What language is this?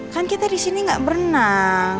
Indonesian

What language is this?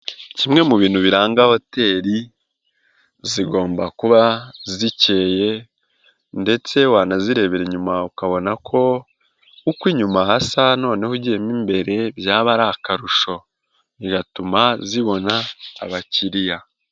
Kinyarwanda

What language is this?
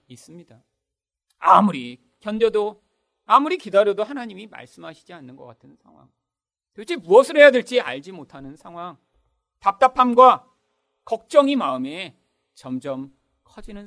Korean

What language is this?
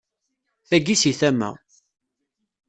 Kabyle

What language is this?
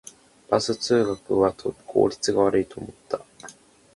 Japanese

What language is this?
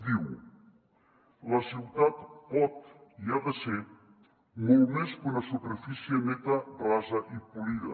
Catalan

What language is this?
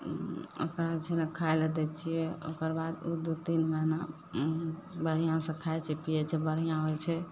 Maithili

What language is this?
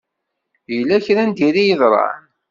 Kabyle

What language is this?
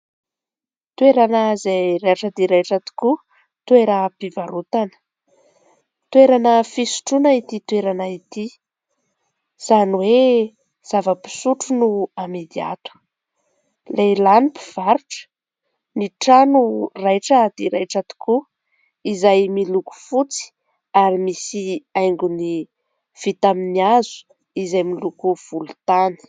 Malagasy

